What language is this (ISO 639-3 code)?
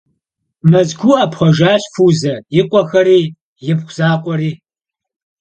kbd